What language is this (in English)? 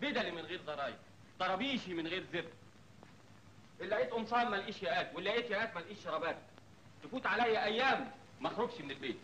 Arabic